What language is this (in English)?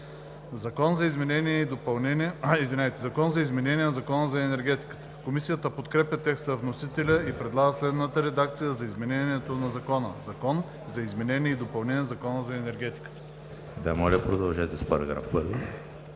Bulgarian